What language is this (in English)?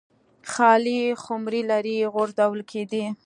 Pashto